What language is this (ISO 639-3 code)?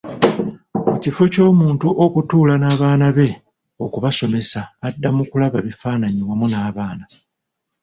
lug